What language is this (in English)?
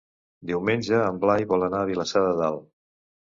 Catalan